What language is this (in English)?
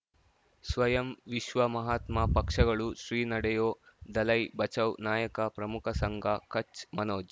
Kannada